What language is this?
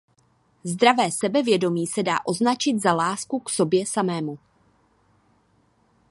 Czech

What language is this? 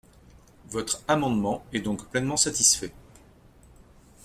French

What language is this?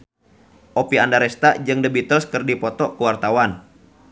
Sundanese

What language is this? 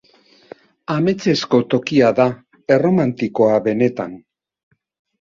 Basque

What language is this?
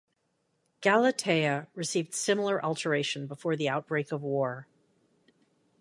English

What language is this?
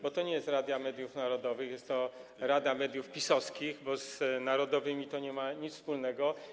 Polish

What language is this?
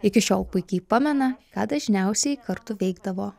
Lithuanian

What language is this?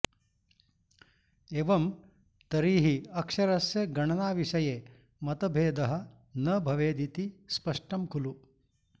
Sanskrit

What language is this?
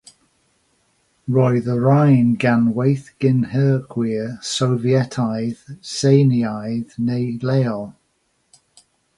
Welsh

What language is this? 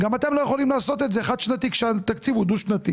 Hebrew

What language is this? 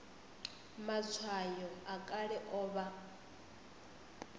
Venda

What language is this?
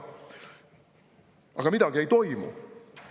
Estonian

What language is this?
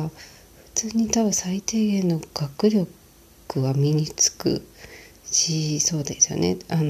Japanese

